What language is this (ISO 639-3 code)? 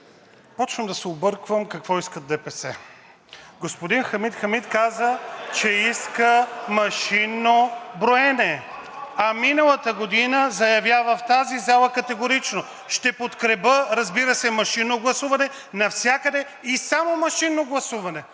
bul